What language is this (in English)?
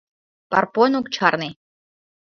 Mari